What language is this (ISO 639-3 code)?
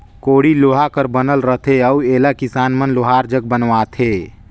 hne